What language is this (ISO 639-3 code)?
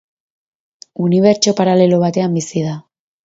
eus